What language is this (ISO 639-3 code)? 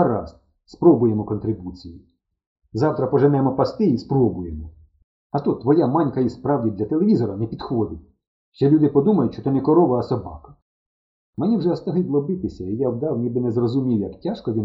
ukr